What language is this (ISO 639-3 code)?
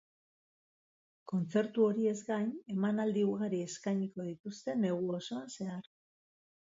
eus